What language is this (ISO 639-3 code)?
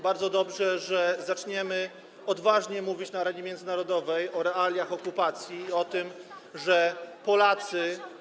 pol